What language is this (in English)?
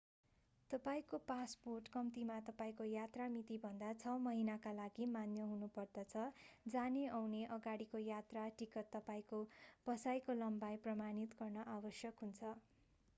Nepali